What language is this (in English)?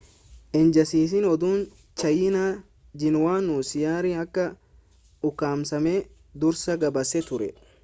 Oromo